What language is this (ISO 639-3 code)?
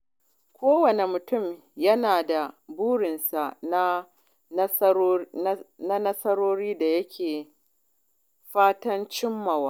hau